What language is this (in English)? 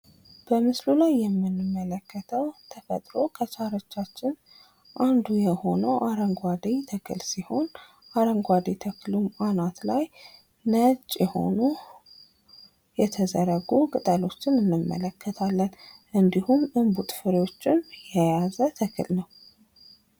Amharic